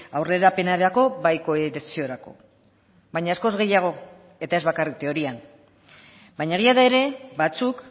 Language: Basque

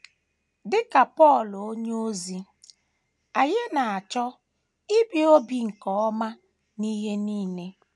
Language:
Igbo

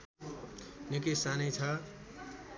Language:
Nepali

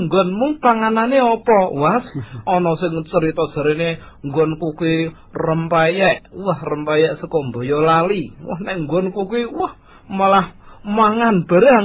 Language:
Malay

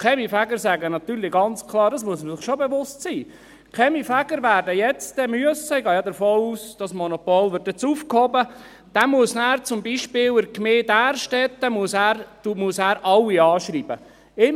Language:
Swiss German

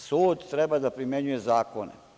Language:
Serbian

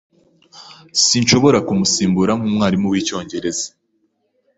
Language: Kinyarwanda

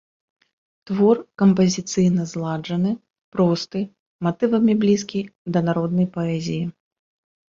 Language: Belarusian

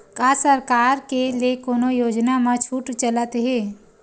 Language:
Chhattisgarhi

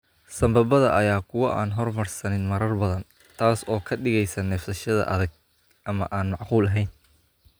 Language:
Somali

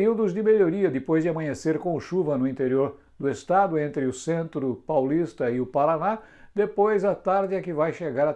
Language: Portuguese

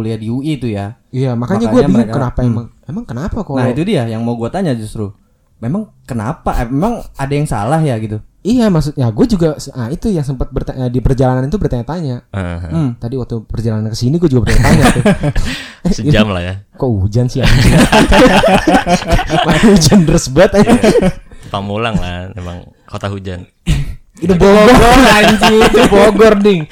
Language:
Indonesian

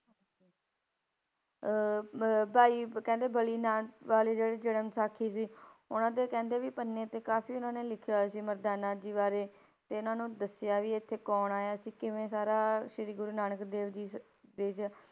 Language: Punjabi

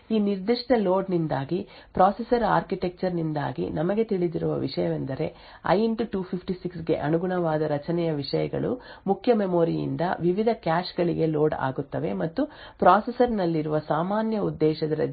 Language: Kannada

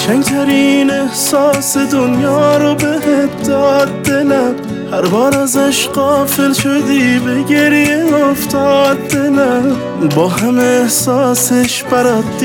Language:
Persian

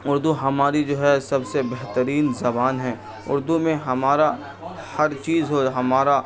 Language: Urdu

